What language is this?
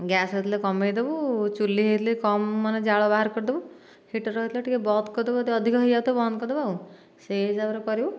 Odia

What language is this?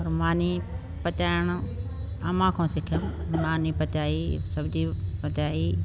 Sindhi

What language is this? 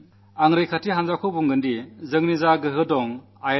Malayalam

